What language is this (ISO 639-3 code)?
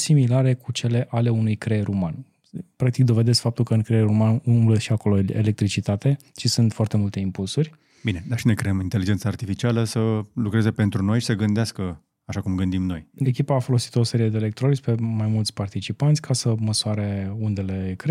ron